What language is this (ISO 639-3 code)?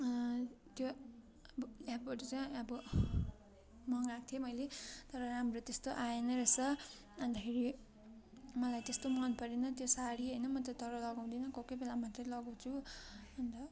nep